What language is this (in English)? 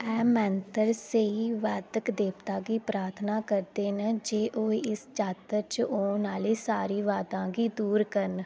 Dogri